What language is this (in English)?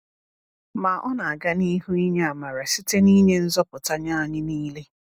Igbo